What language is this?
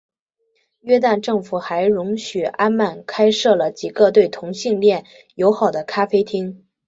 Chinese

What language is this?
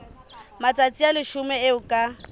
Southern Sotho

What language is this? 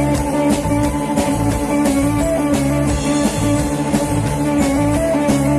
Italian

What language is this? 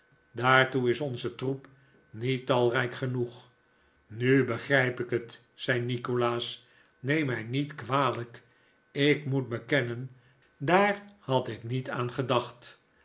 Dutch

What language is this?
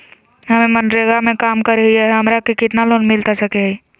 Magahi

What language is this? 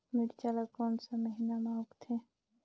Chhattisgarhi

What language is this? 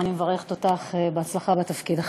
Hebrew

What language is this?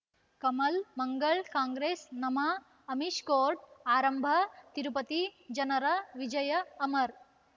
Kannada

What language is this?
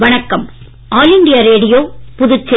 Tamil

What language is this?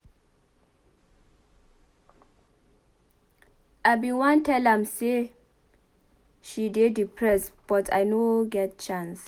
Nigerian Pidgin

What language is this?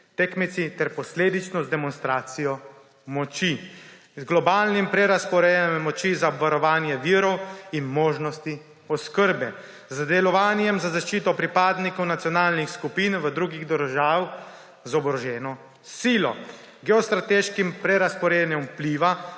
Slovenian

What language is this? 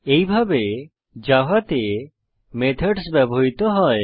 Bangla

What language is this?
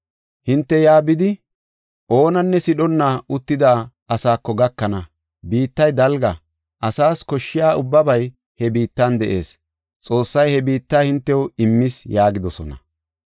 Gofa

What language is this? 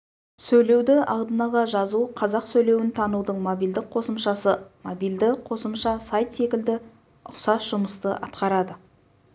Kazakh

